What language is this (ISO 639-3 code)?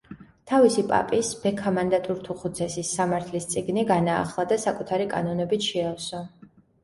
kat